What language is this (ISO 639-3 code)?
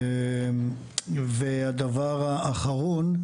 heb